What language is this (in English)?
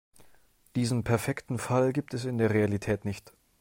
German